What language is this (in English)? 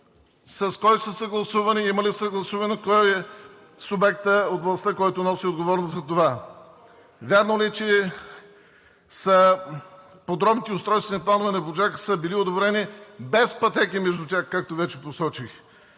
Bulgarian